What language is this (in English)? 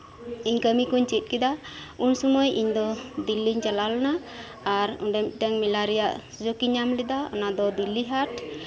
Santali